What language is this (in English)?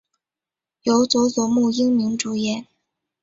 Chinese